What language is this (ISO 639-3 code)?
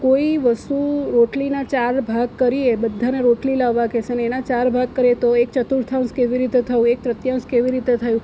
guj